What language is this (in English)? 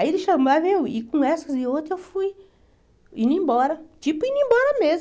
Portuguese